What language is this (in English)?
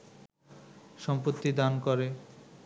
Bangla